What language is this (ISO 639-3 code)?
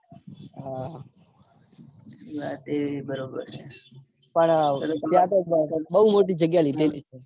guj